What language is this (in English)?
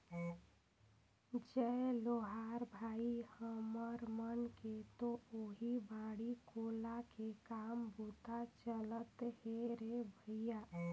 Chhattisgarhi